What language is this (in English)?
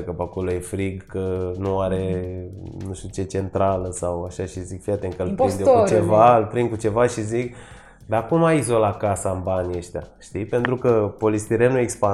Romanian